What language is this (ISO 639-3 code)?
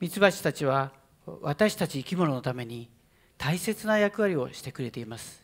jpn